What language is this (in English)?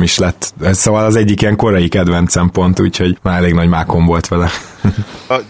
Hungarian